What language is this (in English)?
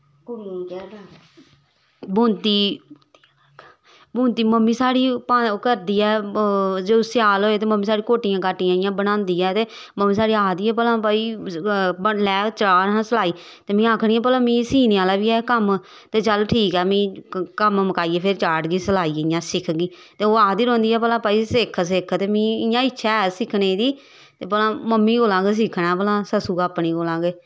Dogri